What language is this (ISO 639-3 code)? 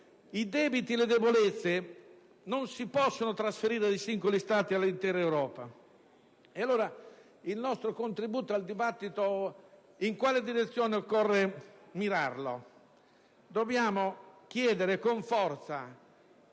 ita